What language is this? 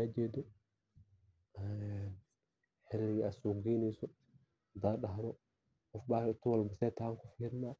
Somali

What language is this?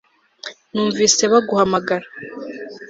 Kinyarwanda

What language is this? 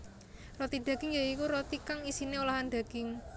Javanese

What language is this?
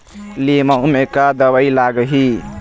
Chhattisgarhi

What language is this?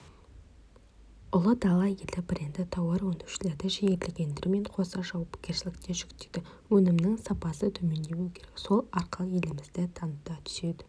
Kazakh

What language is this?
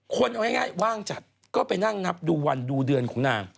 Thai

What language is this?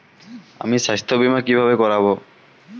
Bangla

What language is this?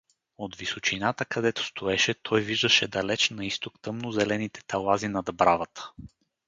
Bulgarian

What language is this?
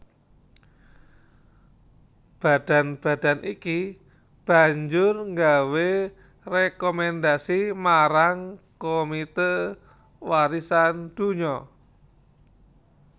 Javanese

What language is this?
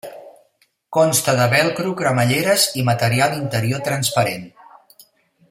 Catalan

